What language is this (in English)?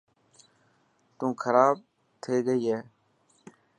Dhatki